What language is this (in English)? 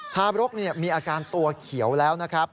Thai